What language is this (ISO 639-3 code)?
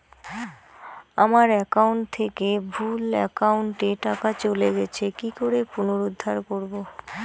ben